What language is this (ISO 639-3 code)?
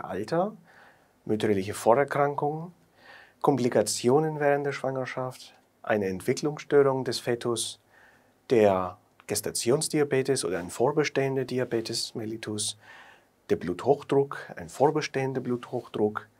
deu